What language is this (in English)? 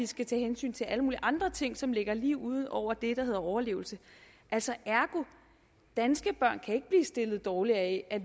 Danish